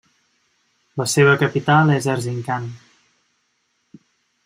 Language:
Catalan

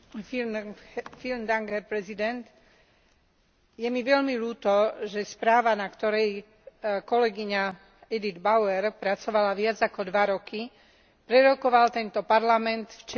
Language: Slovak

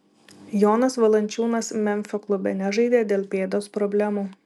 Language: Lithuanian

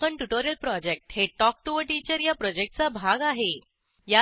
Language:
Marathi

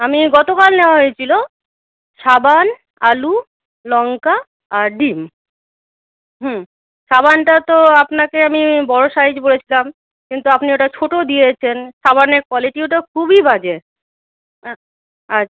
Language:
Bangla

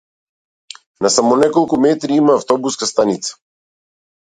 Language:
Macedonian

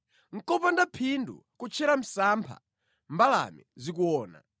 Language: Nyanja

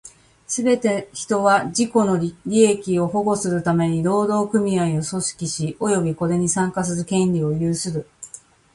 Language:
Japanese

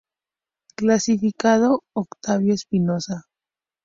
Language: Spanish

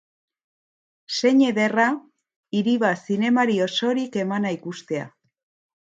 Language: Basque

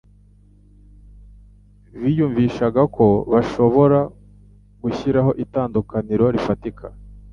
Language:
Kinyarwanda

